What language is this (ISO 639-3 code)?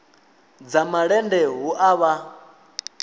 ven